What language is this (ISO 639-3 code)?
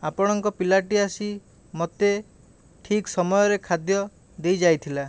ori